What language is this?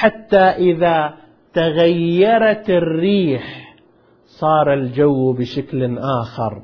Arabic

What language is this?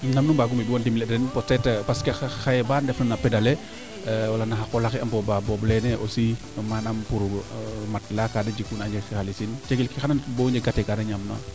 Serer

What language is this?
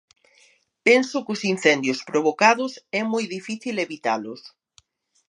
Galician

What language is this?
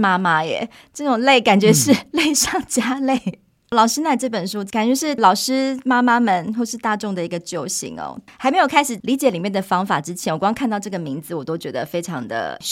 Chinese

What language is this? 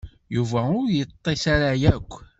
Kabyle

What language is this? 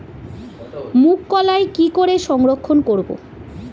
Bangla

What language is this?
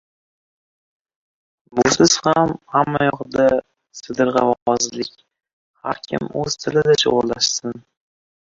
Uzbek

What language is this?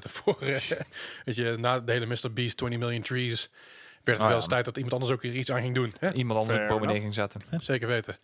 Dutch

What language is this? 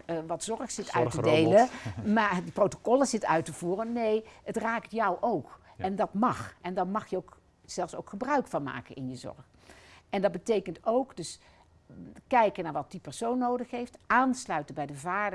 Dutch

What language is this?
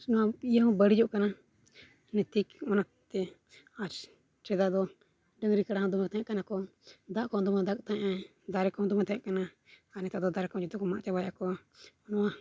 Santali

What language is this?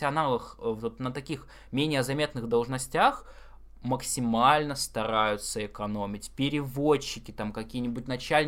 Russian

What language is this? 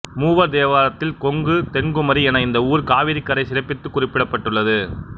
Tamil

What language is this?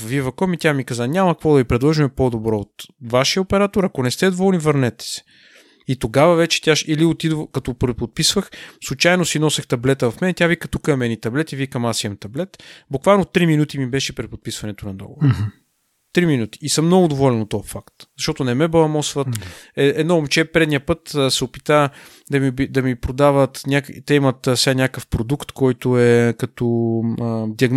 Bulgarian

